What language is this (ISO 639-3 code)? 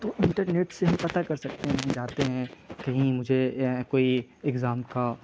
urd